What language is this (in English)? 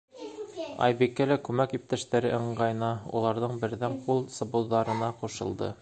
Bashkir